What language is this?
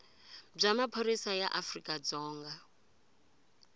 Tsonga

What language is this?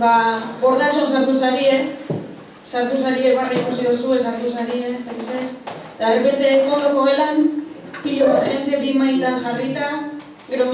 Greek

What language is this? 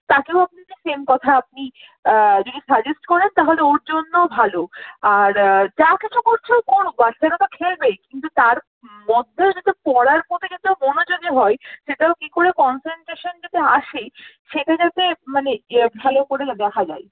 Bangla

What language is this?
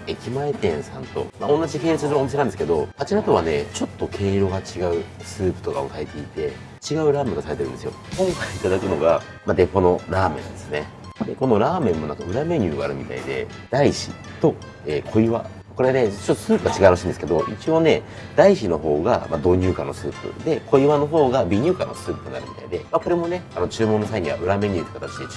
Japanese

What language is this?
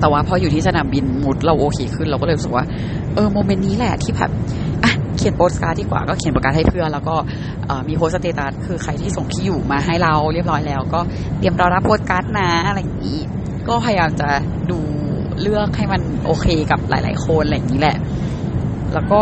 Thai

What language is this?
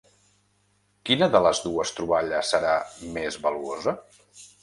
Catalan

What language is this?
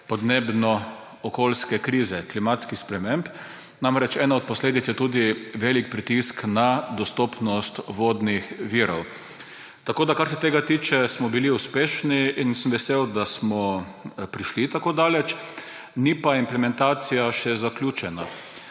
Slovenian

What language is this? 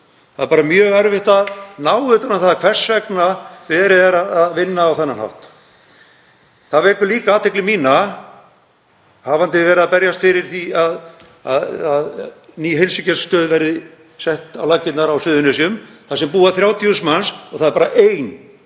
Icelandic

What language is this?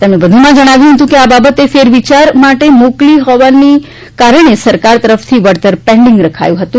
Gujarati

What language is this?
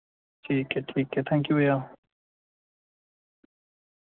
Dogri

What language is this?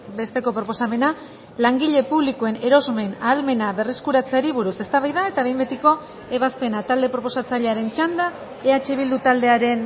Basque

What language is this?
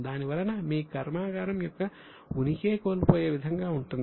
Telugu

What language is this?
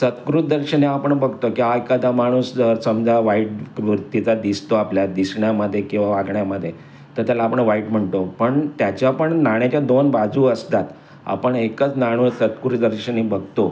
Marathi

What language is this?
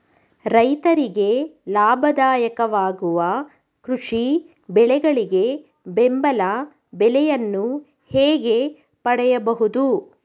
Kannada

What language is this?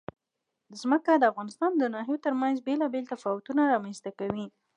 Pashto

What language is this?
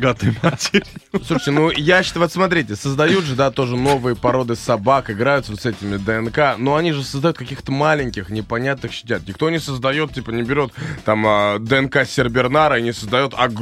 Russian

